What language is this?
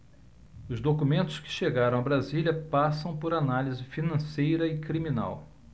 Portuguese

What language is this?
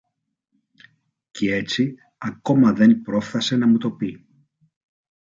Greek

